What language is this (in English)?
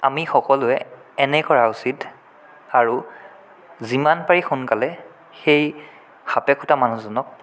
Assamese